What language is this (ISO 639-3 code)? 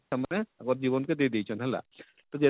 ori